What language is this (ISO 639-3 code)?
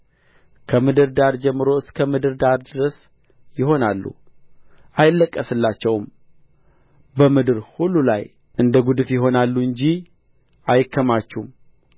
amh